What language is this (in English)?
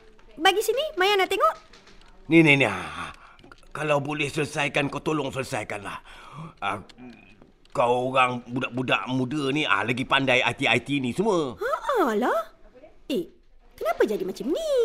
Malay